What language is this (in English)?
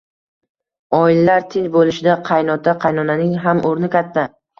Uzbek